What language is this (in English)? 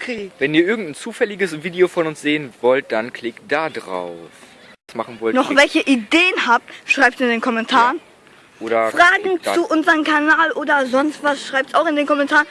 German